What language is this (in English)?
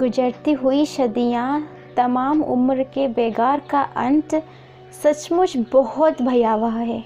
Hindi